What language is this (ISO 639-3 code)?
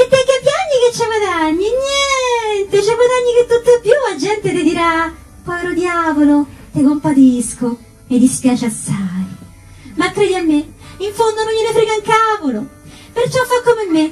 ita